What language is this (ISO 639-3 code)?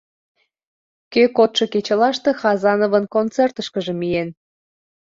chm